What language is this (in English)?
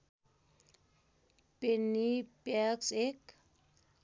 Nepali